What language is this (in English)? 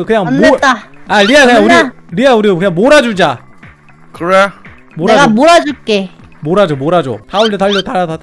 Korean